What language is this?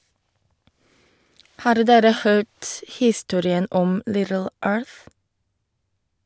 Norwegian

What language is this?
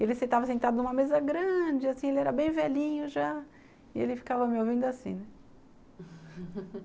Portuguese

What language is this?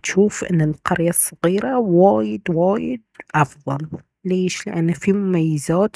Baharna Arabic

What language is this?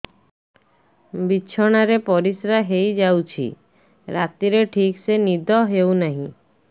Odia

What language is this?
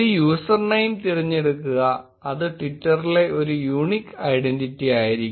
Malayalam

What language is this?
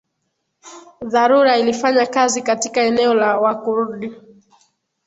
Swahili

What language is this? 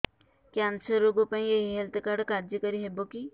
Odia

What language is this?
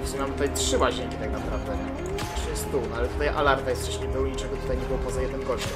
Polish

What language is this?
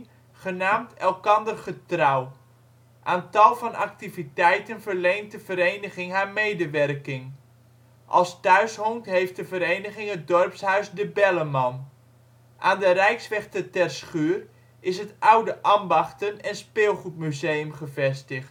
Dutch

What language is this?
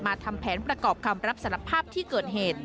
Thai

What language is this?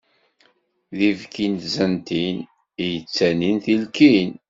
Kabyle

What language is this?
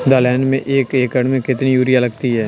Hindi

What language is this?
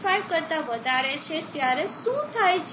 Gujarati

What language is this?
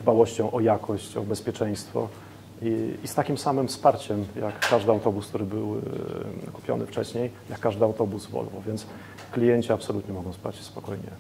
Polish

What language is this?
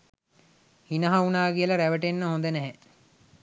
Sinhala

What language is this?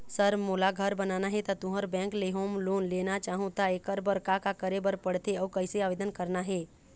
Chhattisgarhi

